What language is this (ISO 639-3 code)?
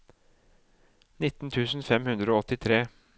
nor